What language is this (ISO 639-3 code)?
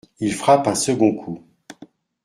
fra